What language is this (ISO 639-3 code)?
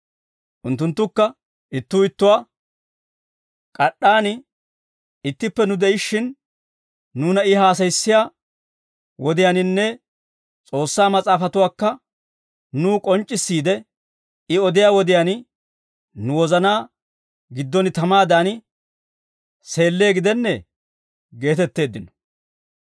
dwr